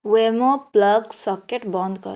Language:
Odia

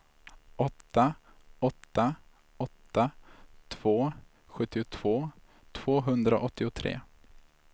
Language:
Swedish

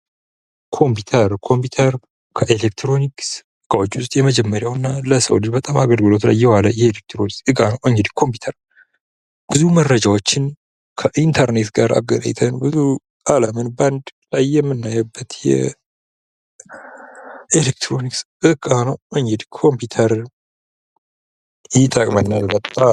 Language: Amharic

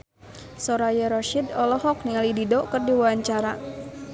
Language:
Sundanese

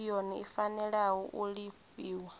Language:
Venda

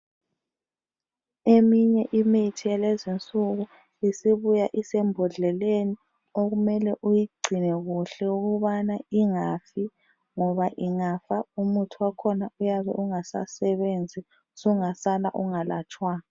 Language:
North Ndebele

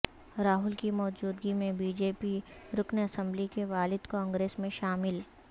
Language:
Urdu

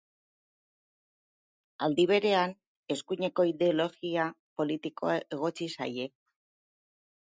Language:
Basque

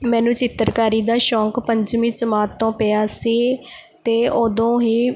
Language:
Punjabi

